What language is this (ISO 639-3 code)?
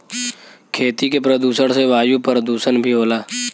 bho